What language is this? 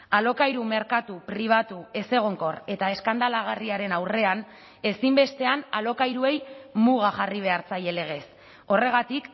Basque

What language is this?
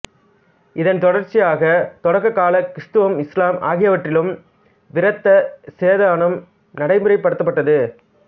Tamil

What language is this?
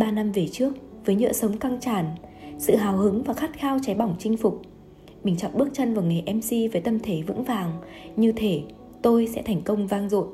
Vietnamese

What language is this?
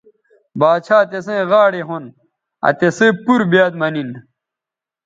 Bateri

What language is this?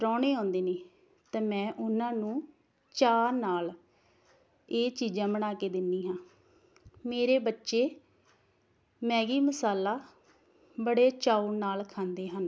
Punjabi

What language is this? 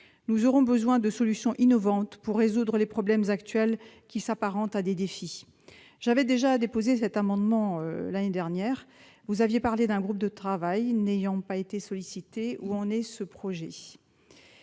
French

